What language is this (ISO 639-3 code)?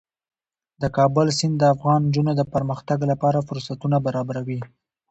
pus